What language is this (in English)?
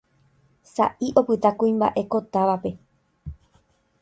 Guarani